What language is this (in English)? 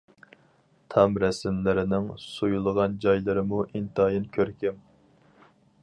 Uyghur